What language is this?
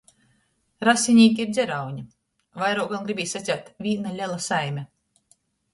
Latgalian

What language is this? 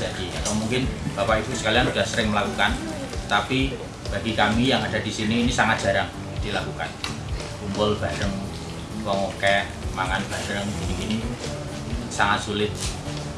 Indonesian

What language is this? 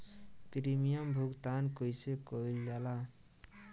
Bhojpuri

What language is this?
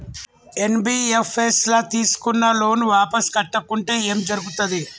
Telugu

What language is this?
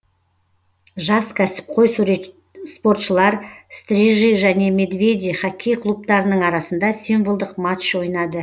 Kazakh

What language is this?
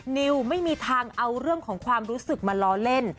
Thai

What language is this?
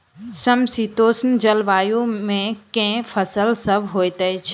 Maithili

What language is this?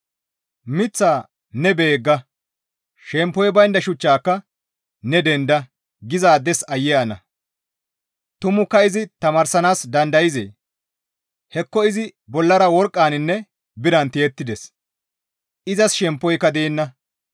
Gamo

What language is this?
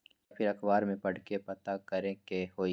Magahi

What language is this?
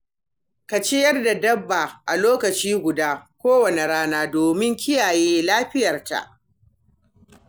Hausa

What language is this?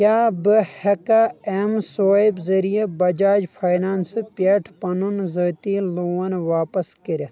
Kashmiri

